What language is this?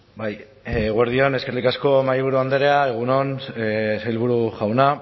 Basque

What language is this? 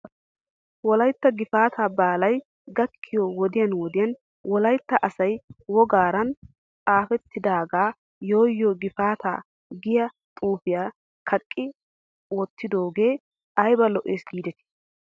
Wolaytta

